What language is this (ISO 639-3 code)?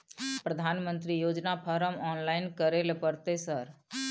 mai